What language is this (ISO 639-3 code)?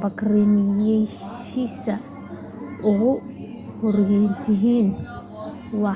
som